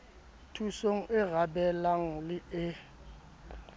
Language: Southern Sotho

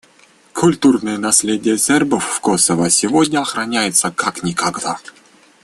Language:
Russian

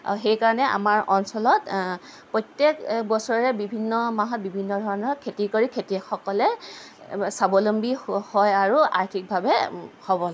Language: Assamese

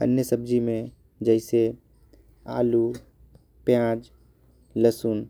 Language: Korwa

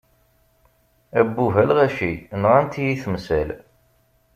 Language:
Kabyle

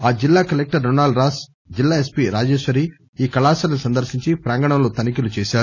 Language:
Telugu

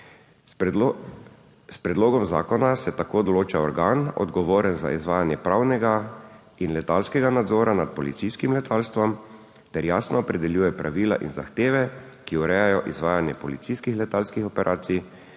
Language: Slovenian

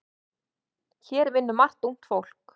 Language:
Icelandic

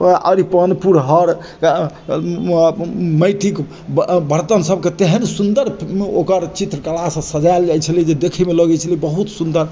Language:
Maithili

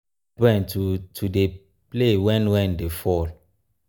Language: Nigerian Pidgin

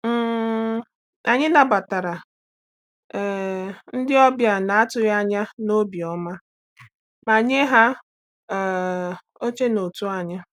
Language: Igbo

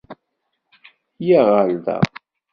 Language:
Kabyle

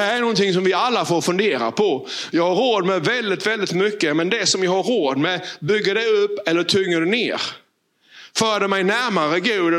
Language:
Swedish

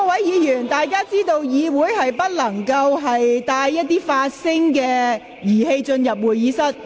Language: Cantonese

